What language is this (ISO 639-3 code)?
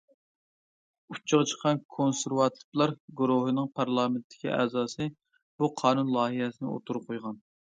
uig